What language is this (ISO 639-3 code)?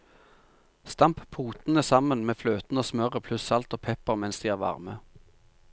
nor